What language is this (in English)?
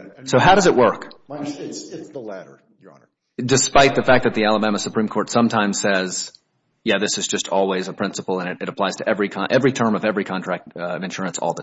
English